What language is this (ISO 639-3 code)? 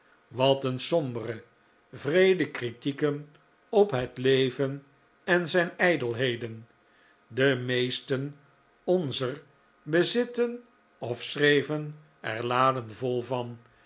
nld